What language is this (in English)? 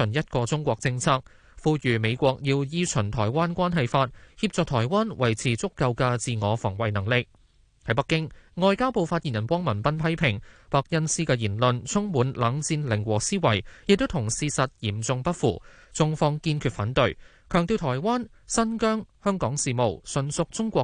Chinese